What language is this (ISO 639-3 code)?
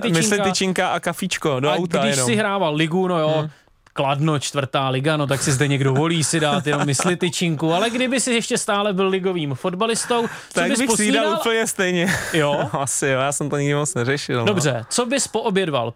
ces